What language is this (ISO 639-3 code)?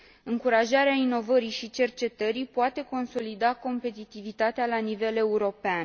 ron